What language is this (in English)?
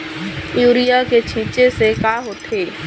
Chhattisgarhi